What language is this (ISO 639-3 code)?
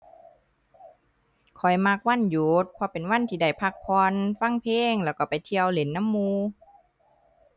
tha